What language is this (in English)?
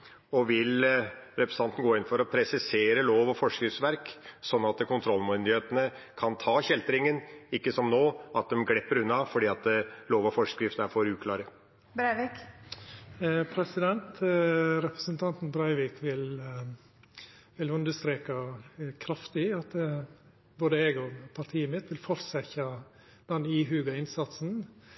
Norwegian